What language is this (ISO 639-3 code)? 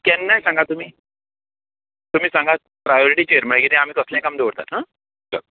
kok